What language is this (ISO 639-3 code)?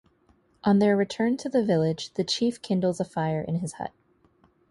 eng